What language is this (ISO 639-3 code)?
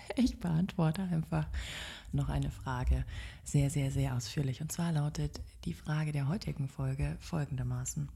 deu